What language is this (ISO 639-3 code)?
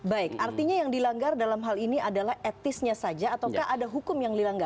ind